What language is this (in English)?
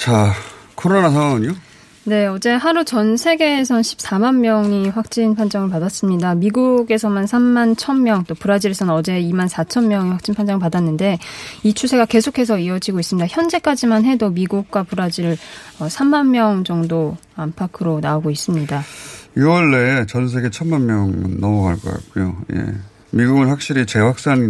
Korean